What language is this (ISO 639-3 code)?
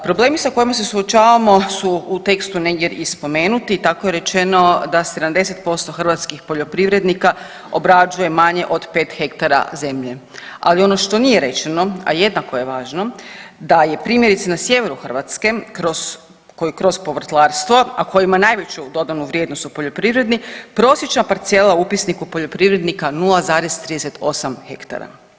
hrv